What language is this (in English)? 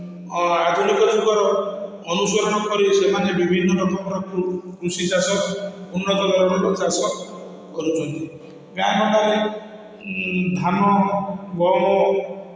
Odia